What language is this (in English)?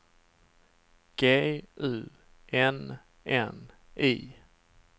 Swedish